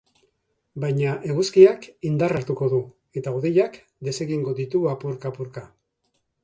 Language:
Basque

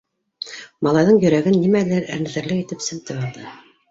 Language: Bashkir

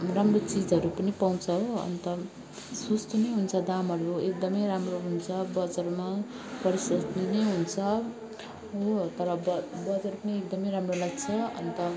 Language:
Nepali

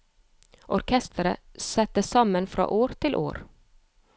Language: Norwegian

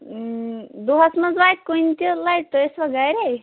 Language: Kashmiri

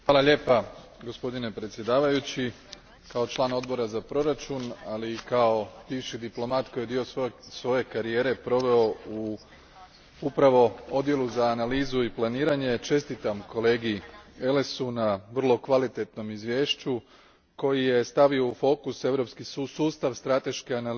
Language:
Croatian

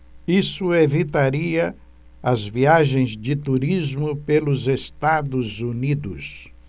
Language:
Portuguese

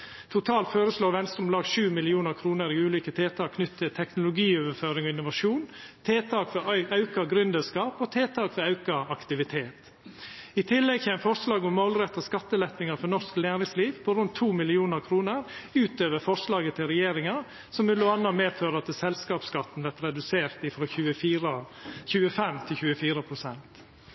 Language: Norwegian Nynorsk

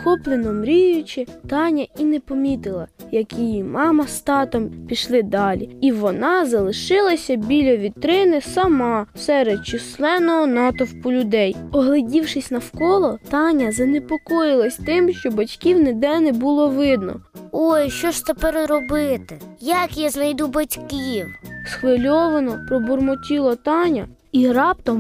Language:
Ukrainian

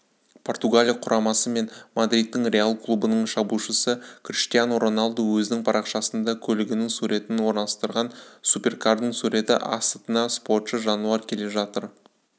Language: Kazakh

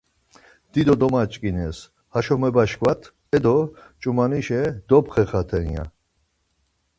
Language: Laz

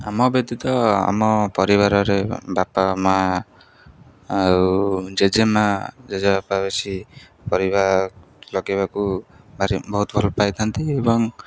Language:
Odia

